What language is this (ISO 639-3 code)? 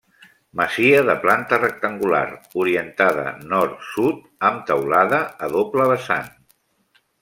cat